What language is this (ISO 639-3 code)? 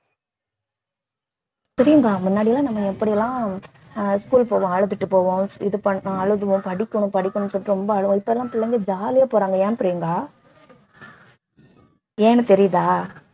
tam